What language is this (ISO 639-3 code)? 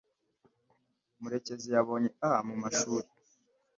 kin